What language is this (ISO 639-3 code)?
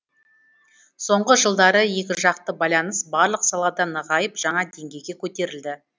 kaz